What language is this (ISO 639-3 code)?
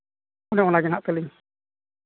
sat